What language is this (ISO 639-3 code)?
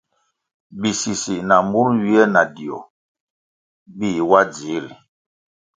nmg